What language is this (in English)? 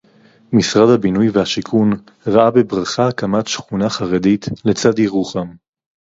Hebrew